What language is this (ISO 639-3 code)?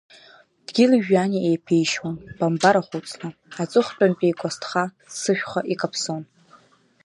abk